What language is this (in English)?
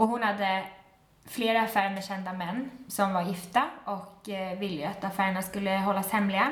Swedish